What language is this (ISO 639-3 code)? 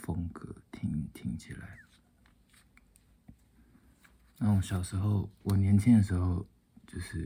zho